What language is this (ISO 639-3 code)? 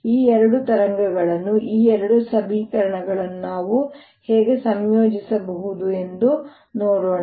kan